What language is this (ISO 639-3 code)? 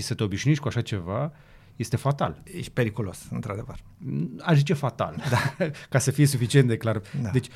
ron